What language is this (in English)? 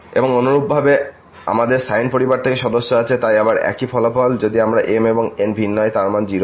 Bangla